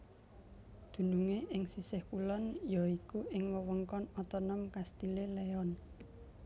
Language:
Javanese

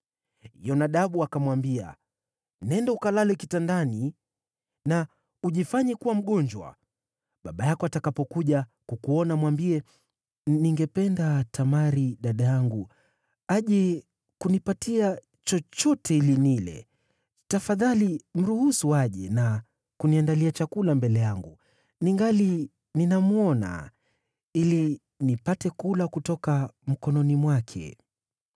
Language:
Swahili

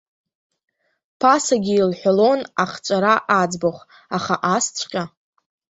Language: Abkhazian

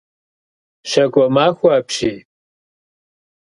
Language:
Kabardian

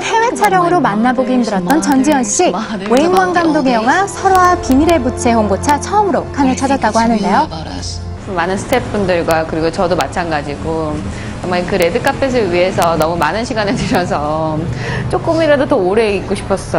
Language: Korean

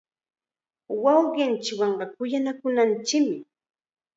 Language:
Chiquián Ancash Quechua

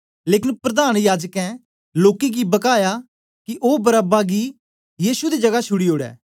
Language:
Dogri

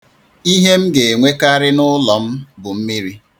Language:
Igbo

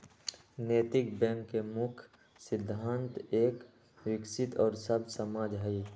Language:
Magahi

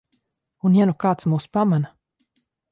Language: Latvian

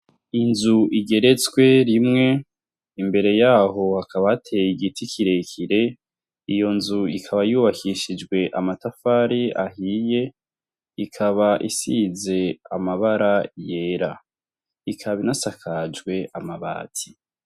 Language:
Rundi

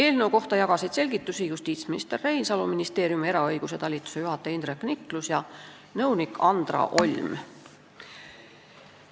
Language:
Estonian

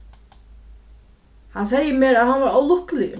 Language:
Faroese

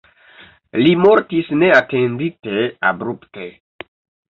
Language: Esperanto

